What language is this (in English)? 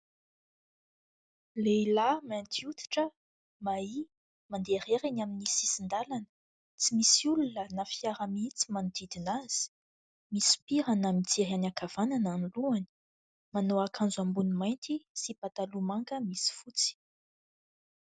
Malagasy